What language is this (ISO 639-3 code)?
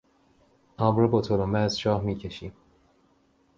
fas